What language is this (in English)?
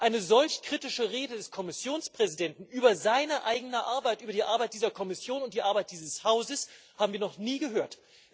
German